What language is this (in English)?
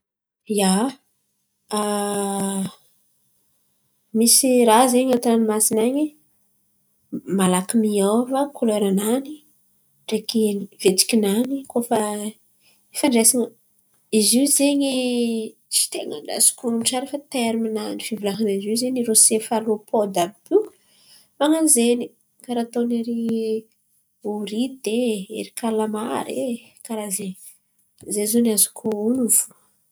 Antankarana Malagasy